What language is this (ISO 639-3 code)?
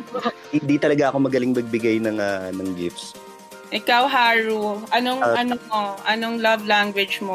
fil